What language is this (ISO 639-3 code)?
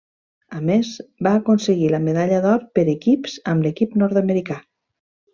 cat